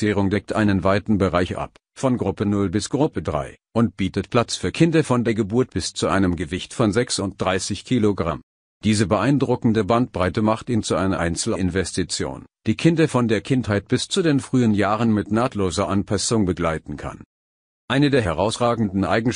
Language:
German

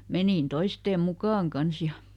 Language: Finnish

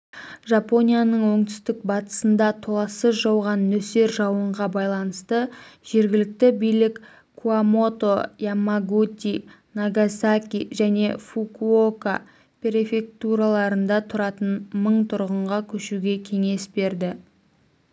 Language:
Kazakh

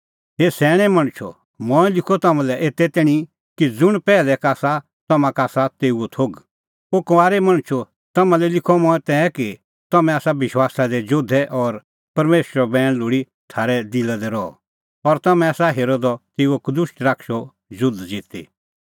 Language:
Kullu Pahari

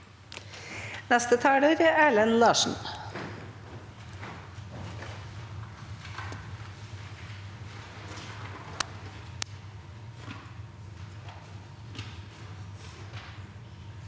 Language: Norwegian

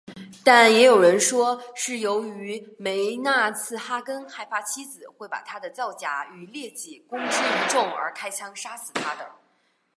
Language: Chinese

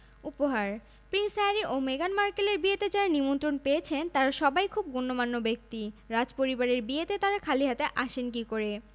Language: Bangla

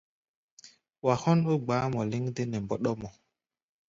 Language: Gbaya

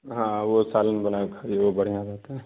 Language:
Urdu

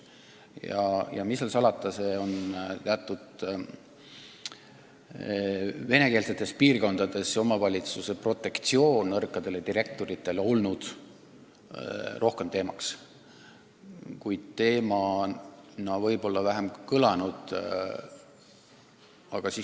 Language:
Estonian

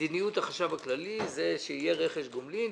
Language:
Hebrew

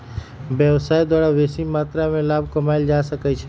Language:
Magahi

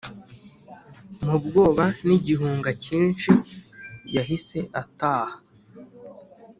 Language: Kinyarwanda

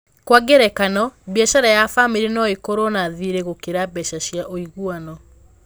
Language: Kikuyu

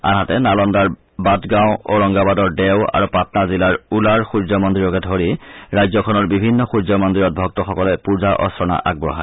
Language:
Assamese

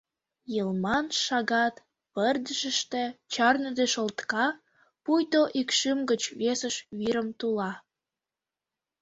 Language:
Mari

